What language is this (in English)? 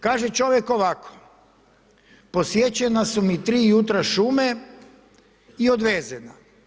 Croatian